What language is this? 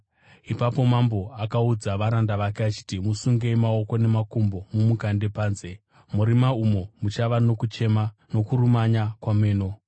Shona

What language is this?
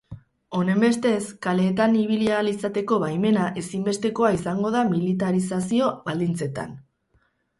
Basque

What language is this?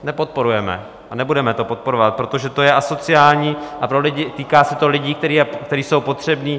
Czech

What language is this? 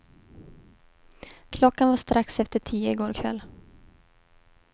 Swedish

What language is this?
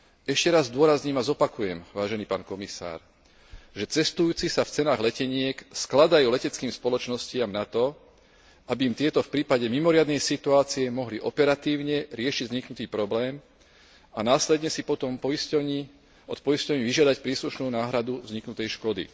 Slovak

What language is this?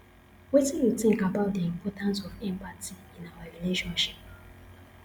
Nigerian Pidgin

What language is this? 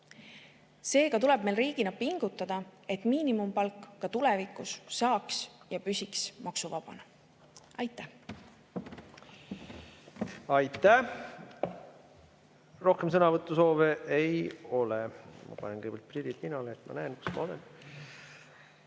Estonian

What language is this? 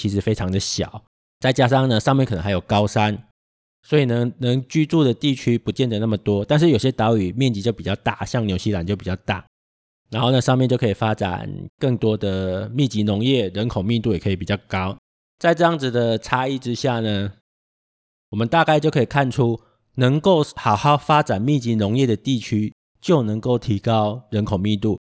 Chinese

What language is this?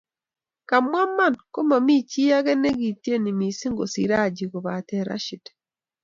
Kalenjin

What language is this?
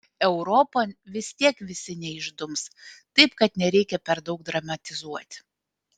Lithuanian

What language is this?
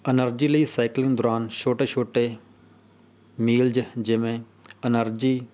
Punjabi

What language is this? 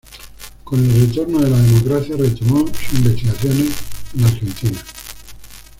Spanish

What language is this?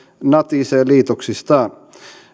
Finnish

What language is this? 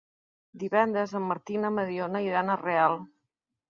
Catalan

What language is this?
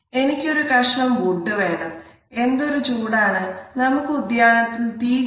Malayalam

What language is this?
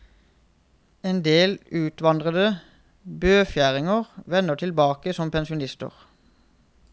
Norwegian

